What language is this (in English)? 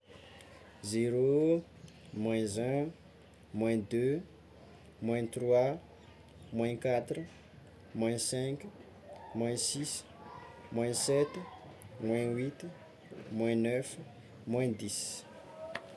Tsimihety Malagasy